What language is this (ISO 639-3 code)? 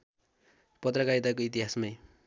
nep